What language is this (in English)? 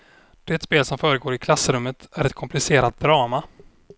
Swedish